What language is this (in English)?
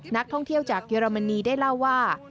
Thai